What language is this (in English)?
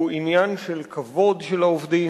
Hebrew